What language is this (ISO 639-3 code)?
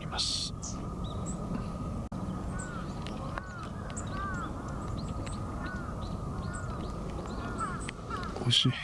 jpn